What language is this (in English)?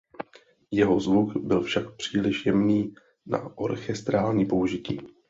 Czech